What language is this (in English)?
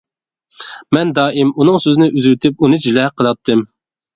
Uyghur